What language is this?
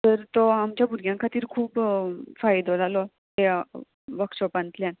Konkani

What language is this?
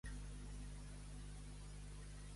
Catalan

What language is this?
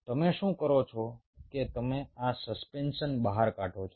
Gujarati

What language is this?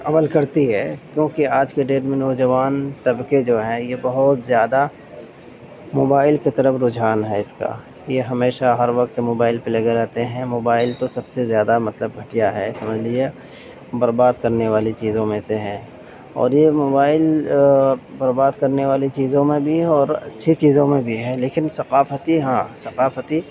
Urdu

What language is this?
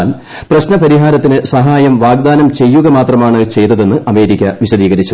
Malayalam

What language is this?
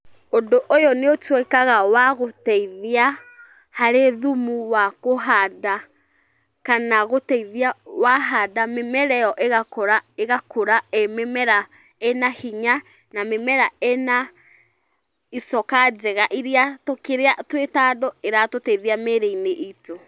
Kikuyu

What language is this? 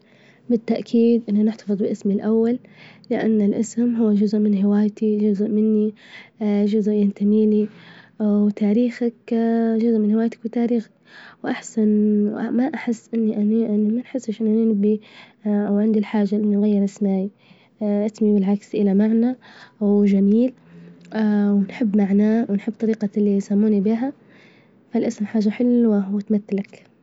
Libyan Arabic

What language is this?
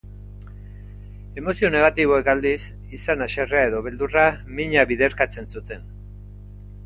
Basque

